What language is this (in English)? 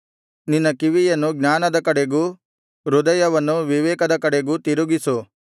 Kannada